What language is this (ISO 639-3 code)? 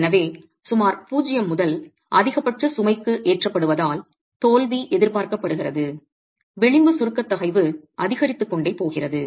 tam